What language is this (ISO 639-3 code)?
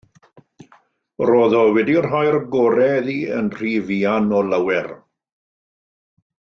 cym